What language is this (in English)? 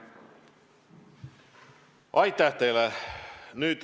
Estonian